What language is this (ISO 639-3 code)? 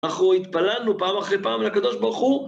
heb